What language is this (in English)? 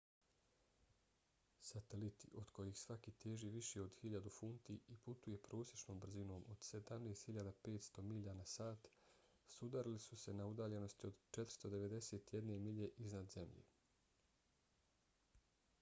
Bosnian